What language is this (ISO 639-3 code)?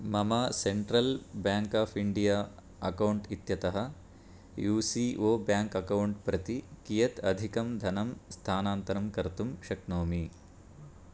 san